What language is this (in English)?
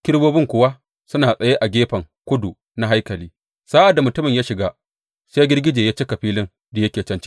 Hausa